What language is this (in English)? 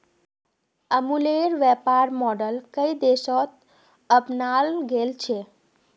Magahi